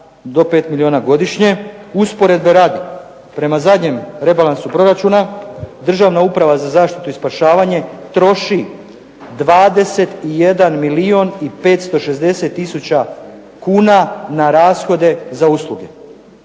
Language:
Croatian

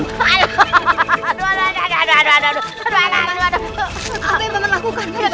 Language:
Indonesian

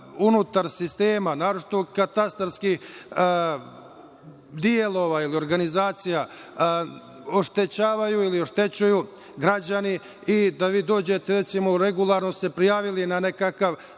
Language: Serbian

